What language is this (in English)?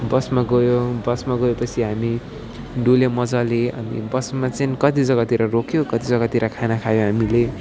Nepali